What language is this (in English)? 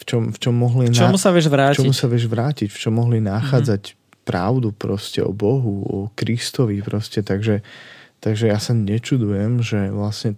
Slovak